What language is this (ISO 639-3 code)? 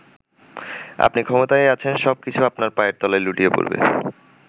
ben